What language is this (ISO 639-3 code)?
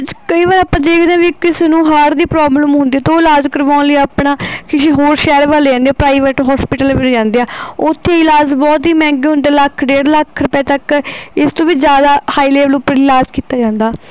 pan